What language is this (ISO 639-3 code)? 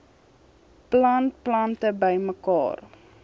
afr